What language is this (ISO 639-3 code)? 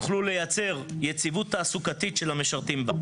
heb